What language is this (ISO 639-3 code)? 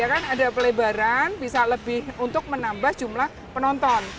ind